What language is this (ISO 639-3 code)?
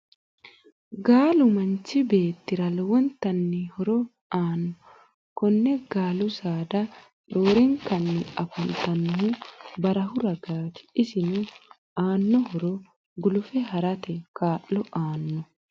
sid